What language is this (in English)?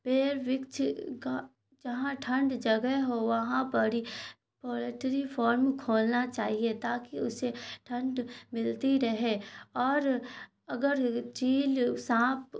Urdu